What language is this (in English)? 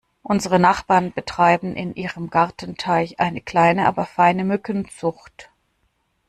German